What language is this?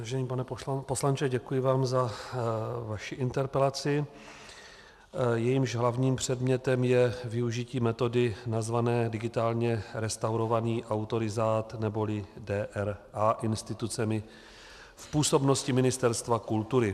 Czech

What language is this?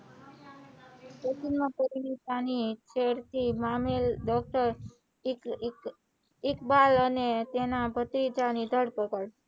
Gujarati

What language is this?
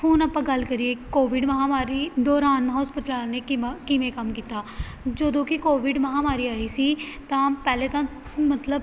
Punjabi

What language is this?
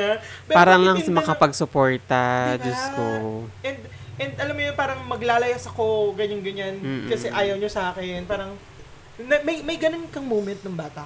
Filipino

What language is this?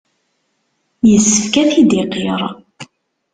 Kabyle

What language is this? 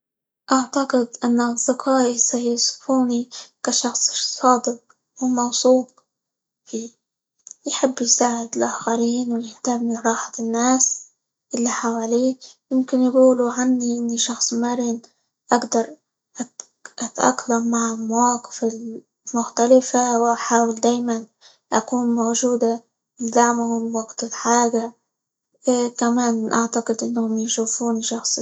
Libyan Arabic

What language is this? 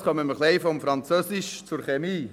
Swiss German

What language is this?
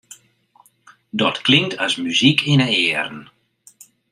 Western Frisian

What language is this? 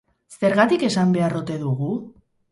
Basque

